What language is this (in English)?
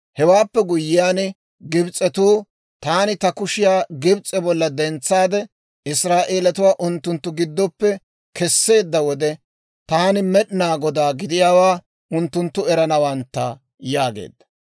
Dawro